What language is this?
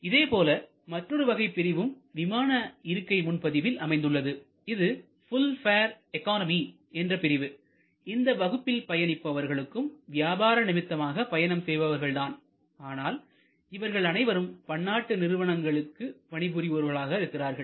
Tamil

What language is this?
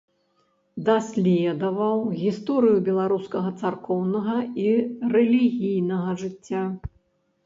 Belarusian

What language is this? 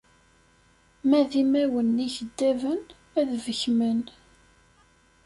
Kabyle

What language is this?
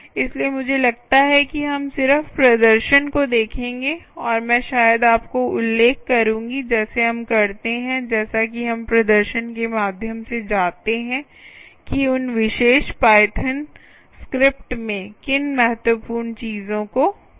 Hindi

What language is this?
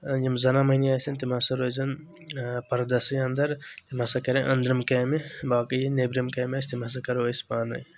Kashmiri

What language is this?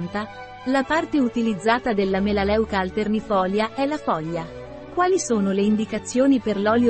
Italian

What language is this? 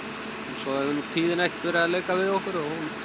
Icelandic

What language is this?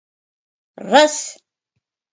Mari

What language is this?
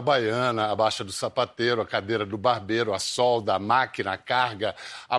Portuguese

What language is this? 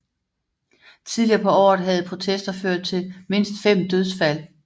Danish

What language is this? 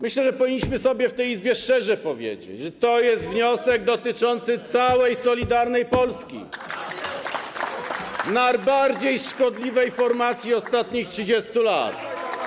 Polish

